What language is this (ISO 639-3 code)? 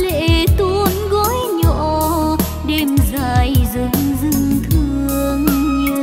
vie